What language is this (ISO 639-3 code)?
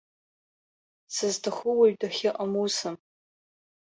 abk